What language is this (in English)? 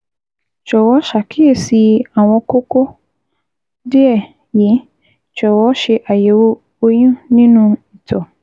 Yoruba